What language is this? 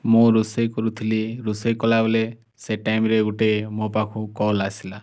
Odia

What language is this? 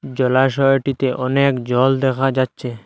Bangla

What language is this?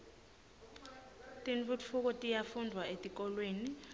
Swati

